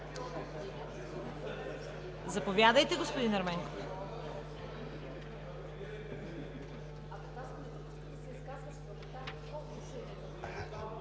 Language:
Bulgarian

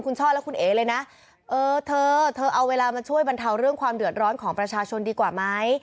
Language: Thai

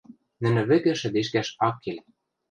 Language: Western Mari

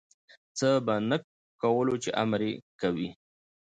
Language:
Pashto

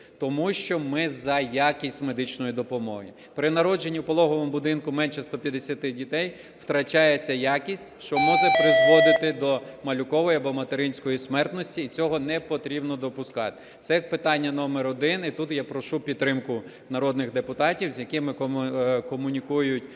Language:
Ukrainian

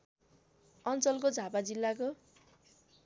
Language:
Nepali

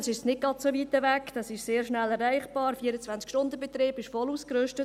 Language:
Swiss German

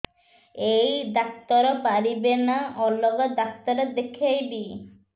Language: Odia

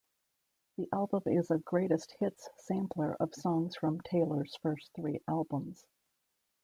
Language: English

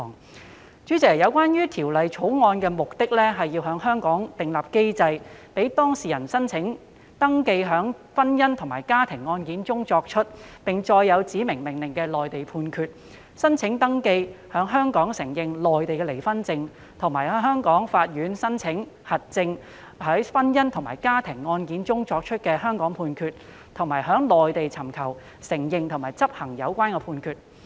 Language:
Cantonese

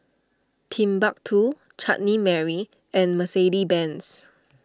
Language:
English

